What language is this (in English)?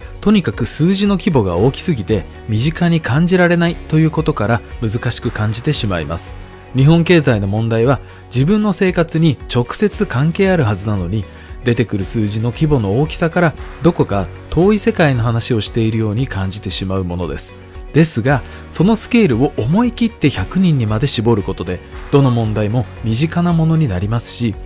Japanese